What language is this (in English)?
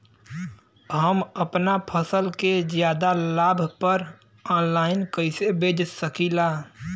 Bhojpuri